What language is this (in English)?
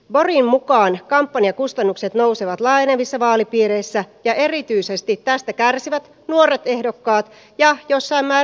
Finnish